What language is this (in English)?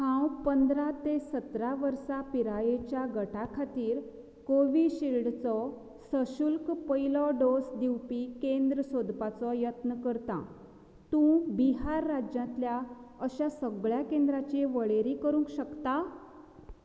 Konkani